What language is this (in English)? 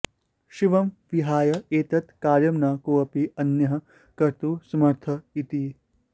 Sanskrit